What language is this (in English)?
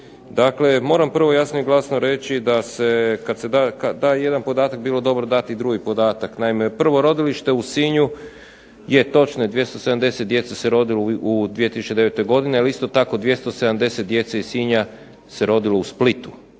Croatian